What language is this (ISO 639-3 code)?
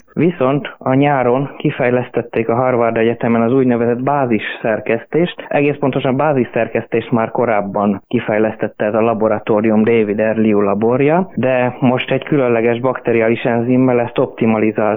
hun